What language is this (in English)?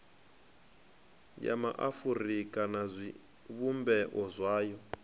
Venda